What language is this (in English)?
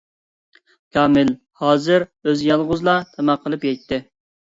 Uyghur